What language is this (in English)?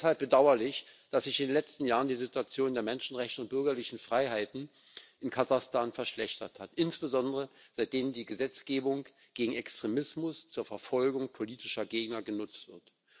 German